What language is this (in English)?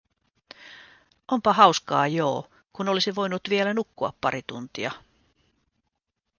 Finnish